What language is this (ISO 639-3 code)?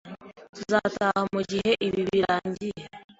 kin